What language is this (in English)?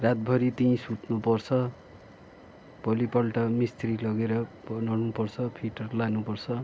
Nepali